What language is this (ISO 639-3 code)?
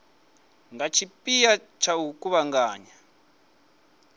ven